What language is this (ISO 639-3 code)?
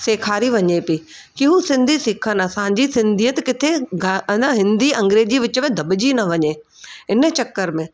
snd